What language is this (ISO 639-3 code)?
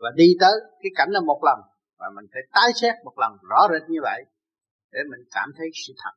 vie